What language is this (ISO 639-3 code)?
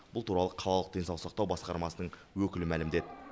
kaz